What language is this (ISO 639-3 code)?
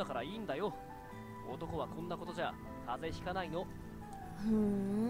jpn